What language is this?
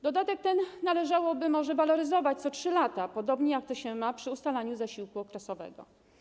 Polish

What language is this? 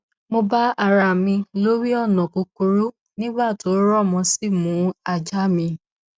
Yoruba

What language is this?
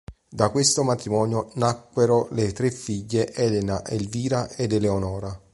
Italian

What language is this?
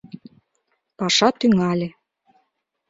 Mari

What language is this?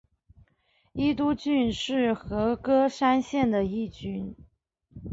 Chinese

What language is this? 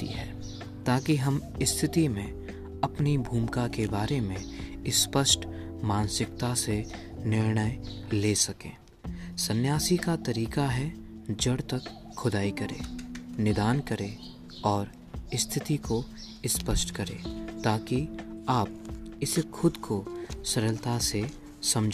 Hindi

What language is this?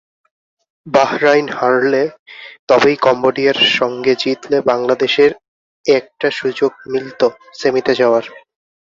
Bangla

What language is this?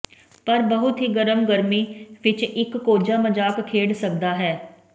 Punjabi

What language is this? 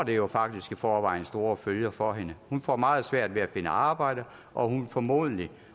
Danish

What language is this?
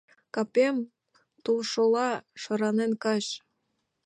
Mari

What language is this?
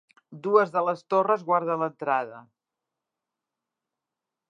Catalan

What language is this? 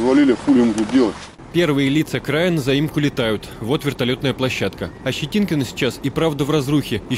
Russian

